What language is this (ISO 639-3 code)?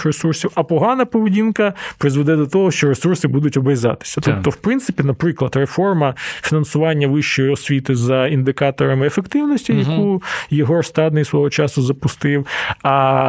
ukr